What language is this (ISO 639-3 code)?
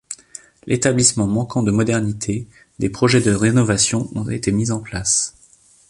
fra